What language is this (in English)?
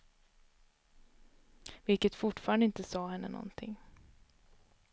Swedish